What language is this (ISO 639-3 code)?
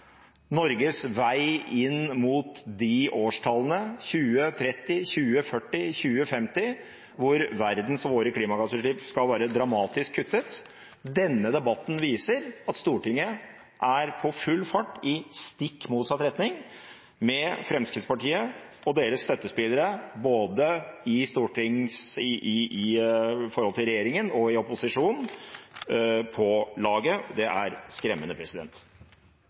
nob